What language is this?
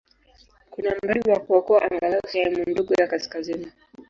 Swahili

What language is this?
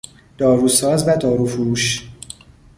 Persian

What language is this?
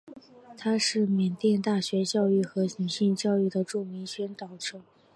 Chinese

